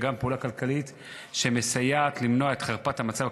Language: Hebrew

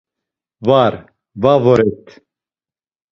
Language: Laz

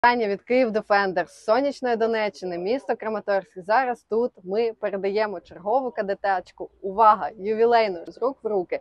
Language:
Ukrainian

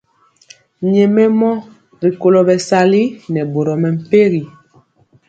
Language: Mpiemo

